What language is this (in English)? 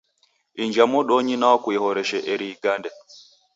Taita